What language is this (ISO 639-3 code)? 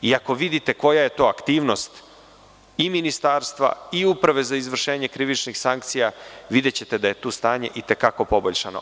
srp